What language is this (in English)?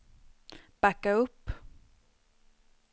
Swedish